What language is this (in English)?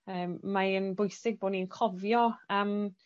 Welsh